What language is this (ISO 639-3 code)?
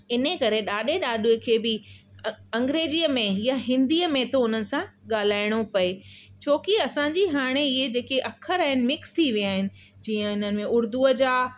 snd